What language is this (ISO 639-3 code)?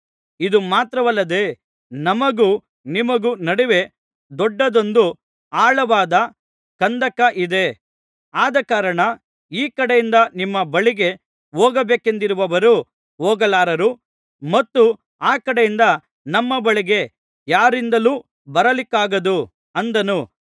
kan